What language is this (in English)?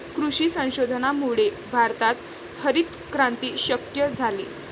Marathi